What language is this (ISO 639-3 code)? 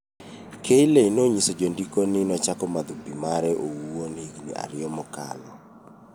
luo